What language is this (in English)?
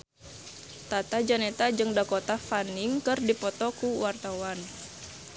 Sundanese